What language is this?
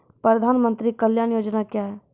Maithili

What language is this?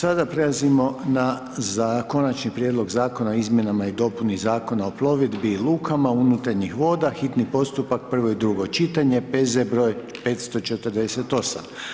Croatian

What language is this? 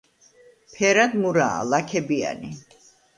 Georgian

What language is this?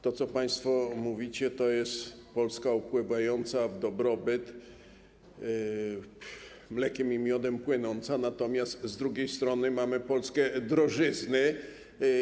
Polish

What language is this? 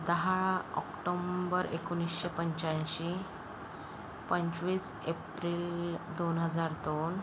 Marathi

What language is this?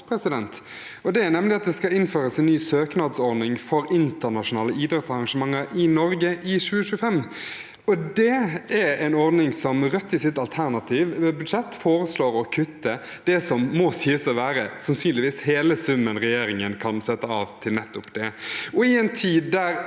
Norwegian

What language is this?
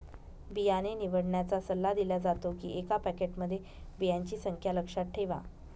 Marathi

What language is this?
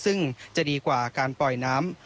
Thai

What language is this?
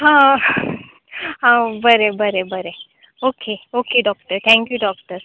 Konkani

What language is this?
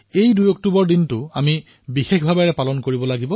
Assamese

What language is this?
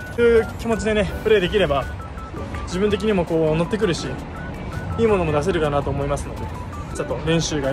Japanese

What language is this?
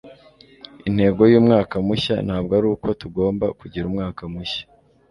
Kinyarwanda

